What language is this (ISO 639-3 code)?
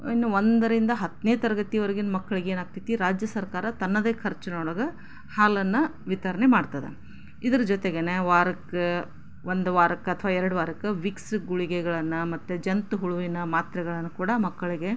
kan